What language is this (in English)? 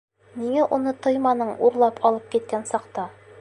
Bashkir